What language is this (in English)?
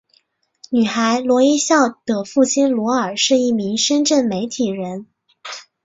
Chinese